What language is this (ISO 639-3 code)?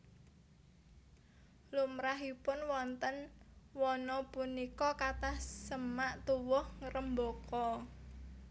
jav